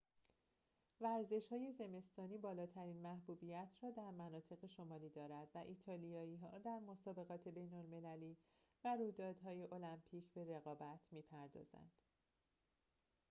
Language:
Persian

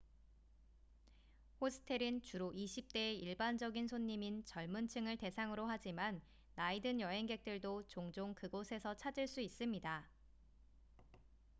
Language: Korean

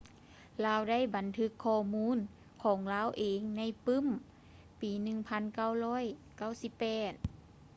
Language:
Lao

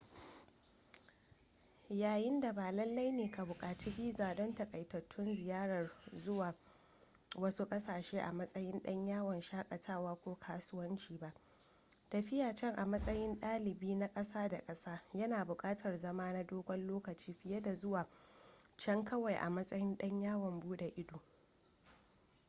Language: Hausa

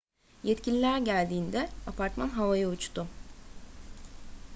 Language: Turkish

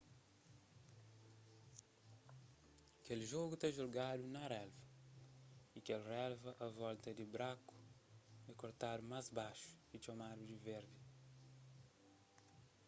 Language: Kabuverdianu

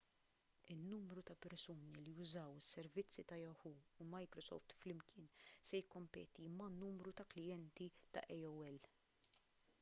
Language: Maltese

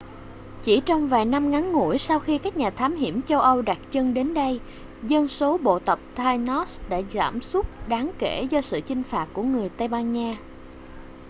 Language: Vietnamese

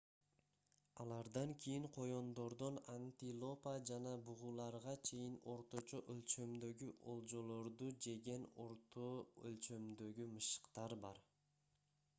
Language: Kyrgyz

